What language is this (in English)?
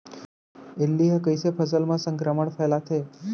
Chhattisgarhi